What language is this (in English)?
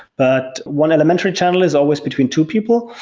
English